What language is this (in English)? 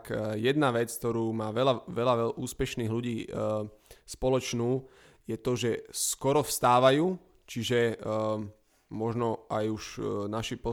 Slovak